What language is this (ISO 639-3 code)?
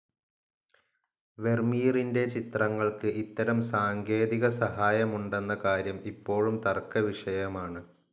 mal